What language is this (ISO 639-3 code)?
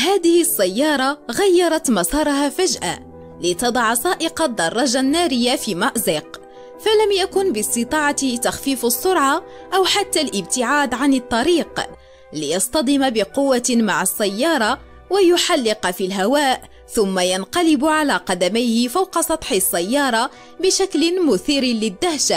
ara